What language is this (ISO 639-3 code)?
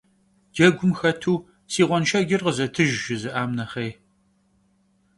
kbd